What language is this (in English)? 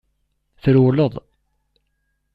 Kabyle